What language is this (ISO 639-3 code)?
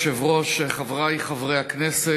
heb